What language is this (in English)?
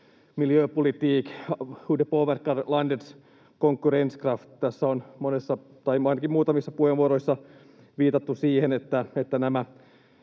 Finnish